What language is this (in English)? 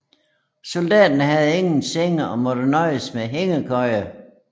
Danish